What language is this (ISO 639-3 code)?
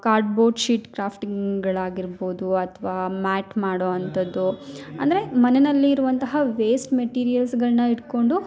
kan